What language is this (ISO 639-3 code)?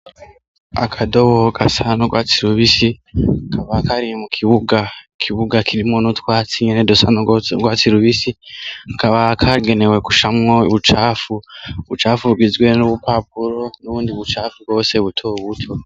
run